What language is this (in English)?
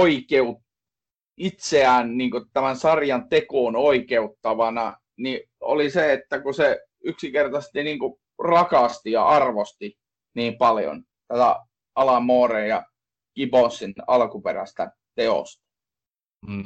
Finnish